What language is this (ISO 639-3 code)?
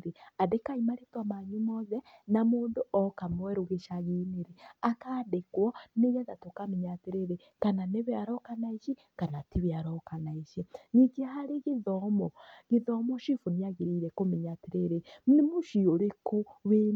kik